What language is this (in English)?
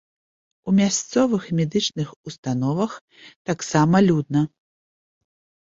Belarusian